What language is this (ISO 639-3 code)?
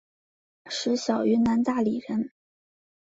zho